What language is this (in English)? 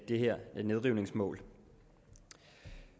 Danish